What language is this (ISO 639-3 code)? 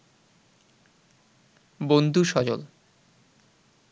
ben